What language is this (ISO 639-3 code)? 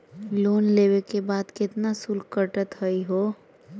mag